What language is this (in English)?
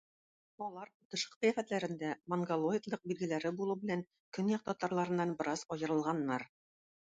Tatar